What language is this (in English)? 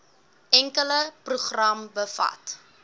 Afrikaans